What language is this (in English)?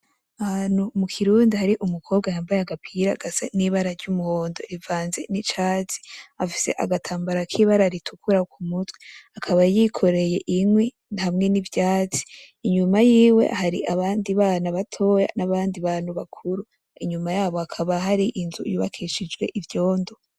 Rundi